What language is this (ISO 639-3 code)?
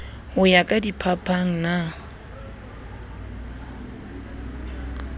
sot